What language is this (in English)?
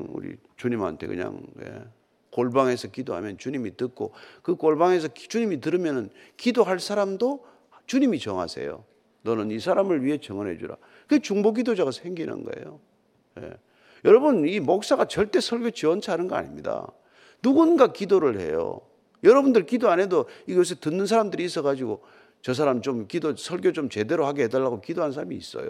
Korean